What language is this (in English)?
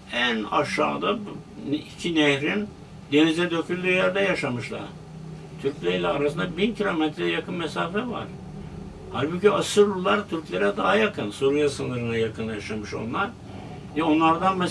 Turkish